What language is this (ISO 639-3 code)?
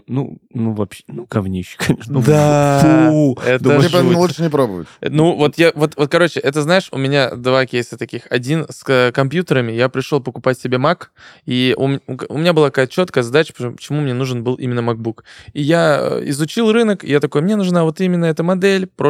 rus